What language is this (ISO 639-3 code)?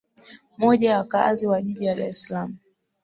swa